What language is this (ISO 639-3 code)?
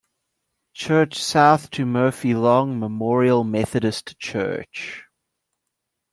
eng